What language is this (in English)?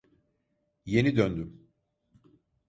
Turkish